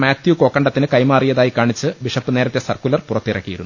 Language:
Malayalam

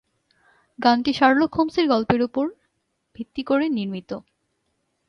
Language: Bangla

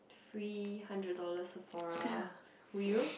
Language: English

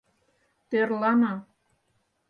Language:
Mari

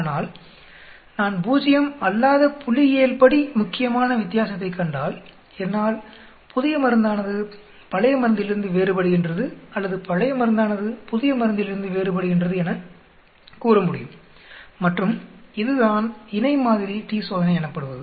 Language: Tamil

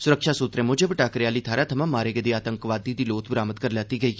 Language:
Dogri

